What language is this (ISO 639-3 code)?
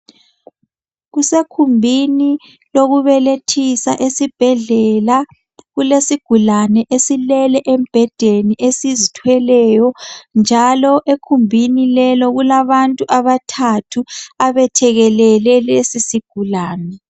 nde